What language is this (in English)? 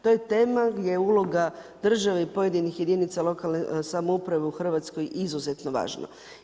Croatian